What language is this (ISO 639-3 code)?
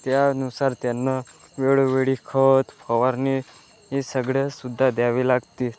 mar